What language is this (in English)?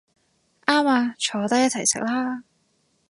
Cantonese